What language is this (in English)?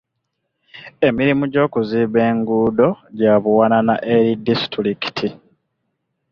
Ganda